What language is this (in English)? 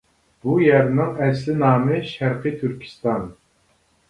Uyghur